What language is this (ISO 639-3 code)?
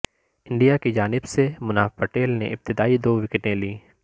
urd